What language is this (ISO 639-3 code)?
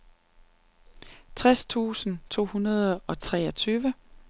dan